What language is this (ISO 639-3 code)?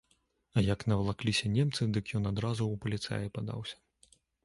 bel